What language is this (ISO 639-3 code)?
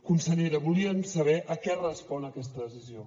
cat